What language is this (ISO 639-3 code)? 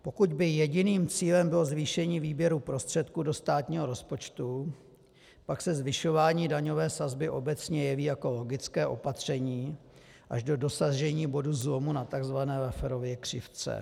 ces